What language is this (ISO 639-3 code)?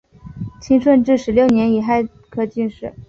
zho